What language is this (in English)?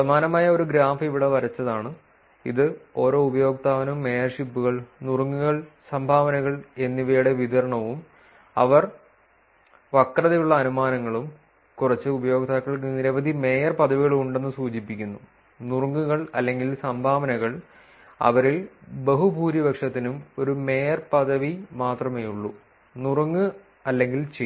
Malayalam